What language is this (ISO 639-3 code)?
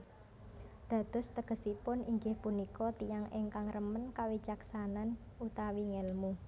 jav